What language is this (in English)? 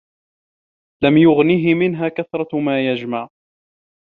Arabic